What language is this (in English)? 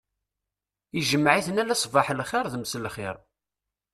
Kabyle